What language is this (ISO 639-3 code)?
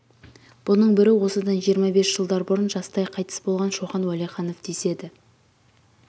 kaz